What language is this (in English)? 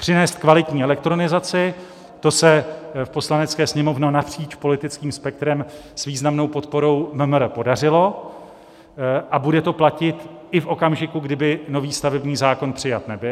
Czech